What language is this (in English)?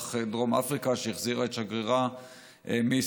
Hebrew